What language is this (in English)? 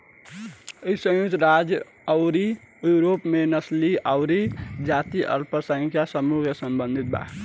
Bhojpuri